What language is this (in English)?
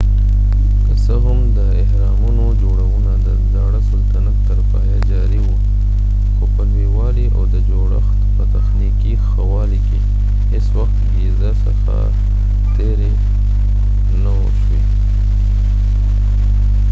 Pashto